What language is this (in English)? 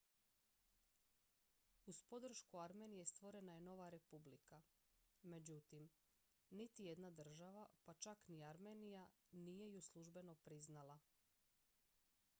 Croatian